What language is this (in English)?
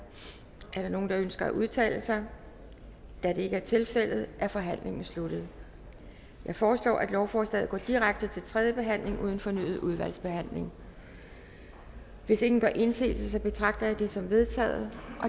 Danish